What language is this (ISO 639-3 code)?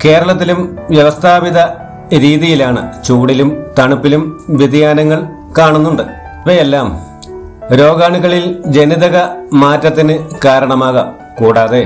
mal